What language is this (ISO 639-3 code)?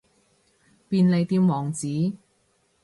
yue